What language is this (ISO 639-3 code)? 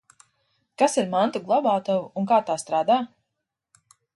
lav